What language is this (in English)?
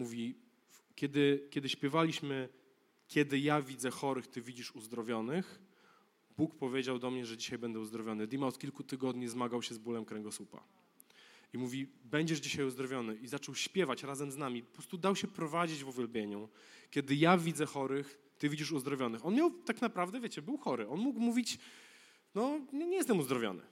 Polish